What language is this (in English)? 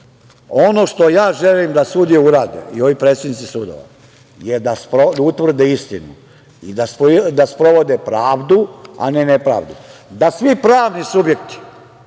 Serbian